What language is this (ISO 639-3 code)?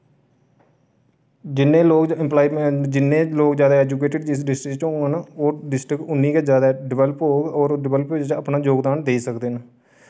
doi